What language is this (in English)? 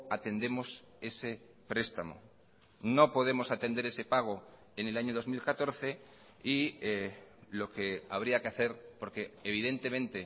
Spanish